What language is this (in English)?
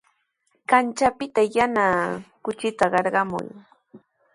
Sihuas Ancash Quechua